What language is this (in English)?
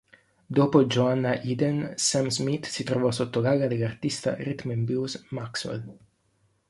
Italian